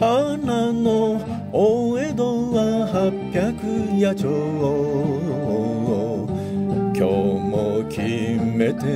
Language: Japanese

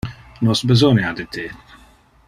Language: Interlingua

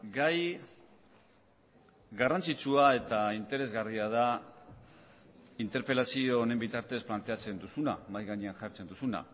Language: Basque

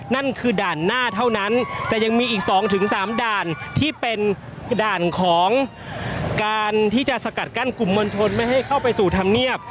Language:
Thai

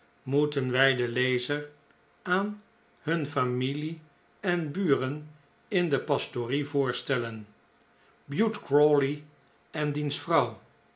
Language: Dutch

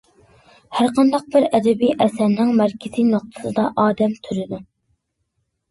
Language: Uyghur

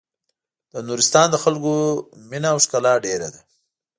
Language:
Pashto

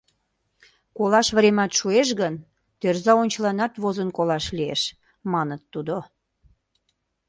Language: Mari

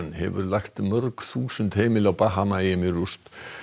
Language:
Icelandic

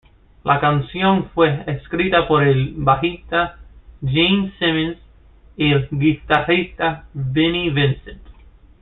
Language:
Spanish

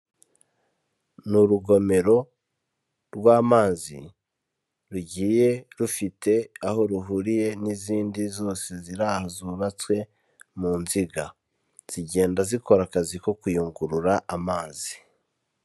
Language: Kinyarwanda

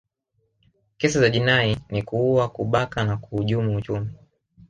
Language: Swahili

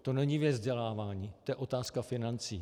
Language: Czech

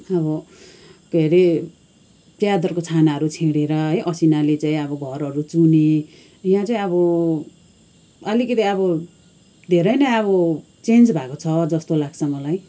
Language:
Nepali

